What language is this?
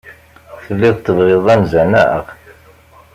Kabyle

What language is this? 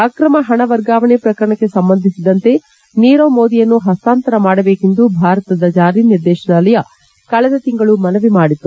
Kannada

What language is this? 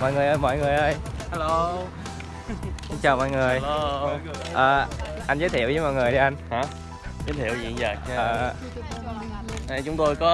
Vietnamese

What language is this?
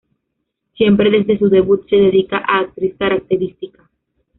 Spanish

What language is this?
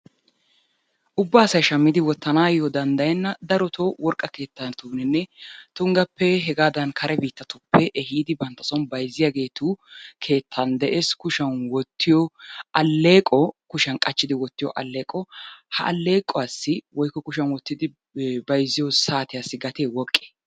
Wolaytta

